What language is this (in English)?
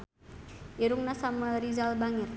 Sundanese